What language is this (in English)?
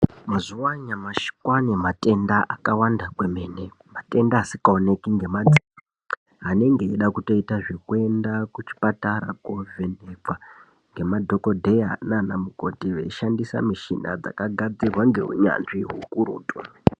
Ndau